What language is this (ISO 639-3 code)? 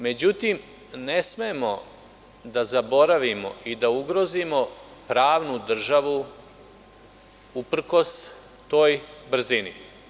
srp